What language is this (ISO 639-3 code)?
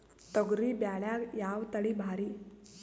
kan